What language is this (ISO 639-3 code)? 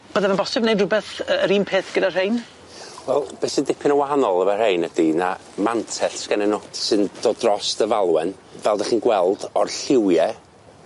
cym